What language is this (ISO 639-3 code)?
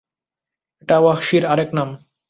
ben